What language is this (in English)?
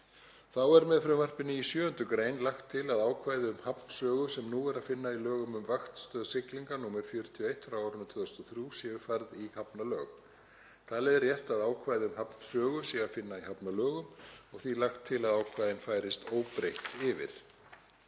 Icelandic